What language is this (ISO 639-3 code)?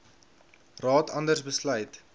afr